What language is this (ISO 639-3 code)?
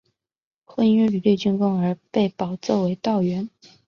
zho